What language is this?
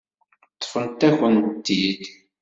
Kabyle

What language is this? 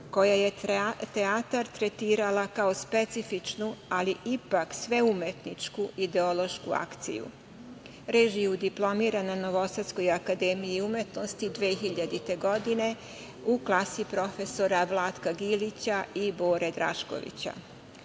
Serbian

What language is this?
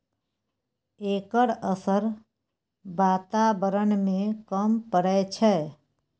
Maithili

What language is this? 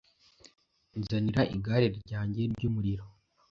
Kinyarwanda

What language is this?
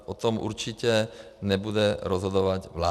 Czech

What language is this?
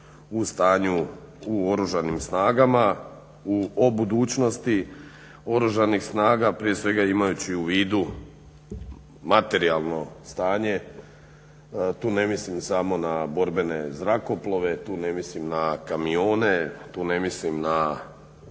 Croatian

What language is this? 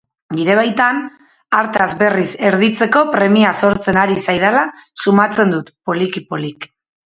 Basque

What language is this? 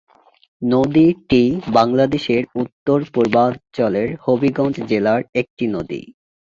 Bangla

